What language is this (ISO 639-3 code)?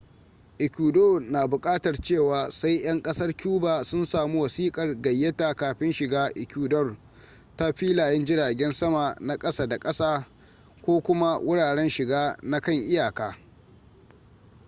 hau